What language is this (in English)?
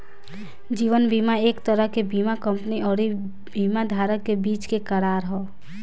Bhojpuri